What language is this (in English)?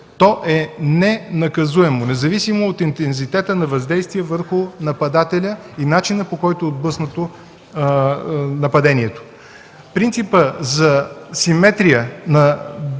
Bulgarian